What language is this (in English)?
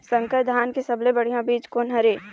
Chhattisgarhi